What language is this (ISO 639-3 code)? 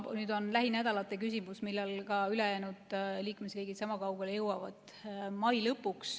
est